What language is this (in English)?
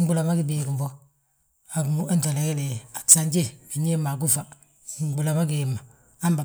Balanta-Ganja